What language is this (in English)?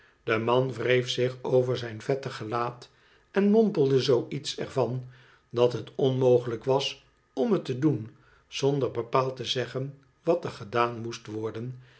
Dutch